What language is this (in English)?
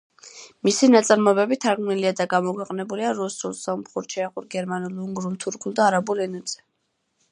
Georgian